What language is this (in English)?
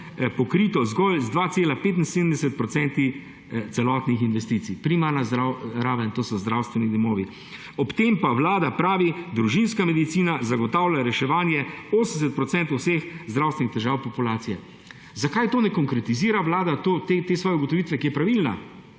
Slovenian